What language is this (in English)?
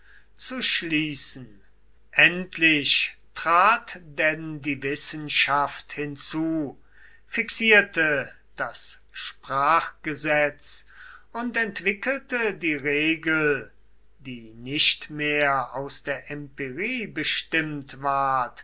German